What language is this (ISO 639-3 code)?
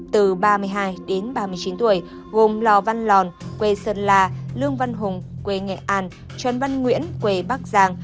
vie